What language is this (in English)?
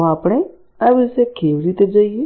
Gujarati